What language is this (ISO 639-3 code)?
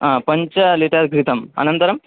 san